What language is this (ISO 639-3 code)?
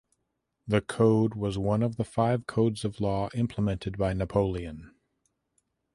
eng